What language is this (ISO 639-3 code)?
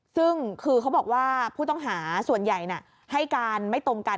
tha